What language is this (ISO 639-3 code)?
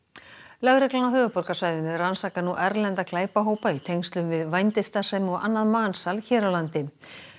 isl